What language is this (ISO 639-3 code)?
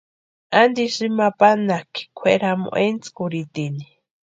pua